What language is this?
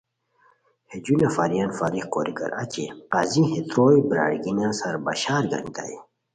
Khowar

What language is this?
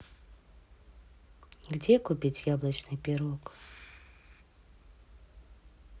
Russian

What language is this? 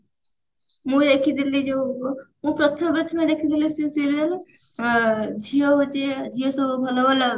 Odia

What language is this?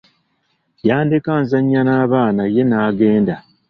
Ganda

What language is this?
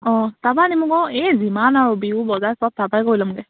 Assamese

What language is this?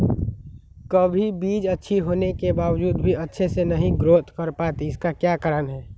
Magahi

